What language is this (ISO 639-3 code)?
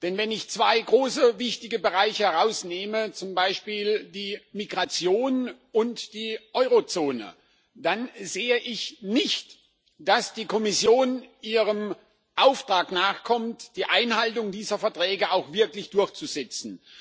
deu